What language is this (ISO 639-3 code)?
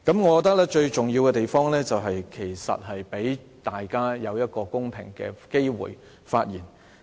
yue